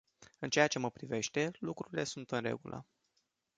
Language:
Romanian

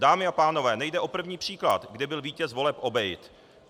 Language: Czech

